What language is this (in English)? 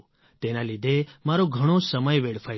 Gujarati